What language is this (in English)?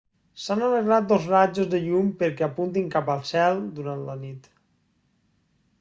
Catalan